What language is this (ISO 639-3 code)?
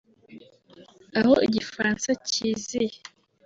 kin